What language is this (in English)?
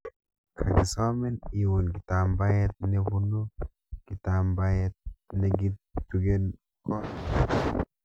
Kalenjin